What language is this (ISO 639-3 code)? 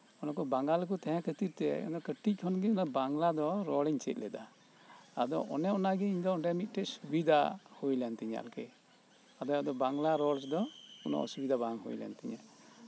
sat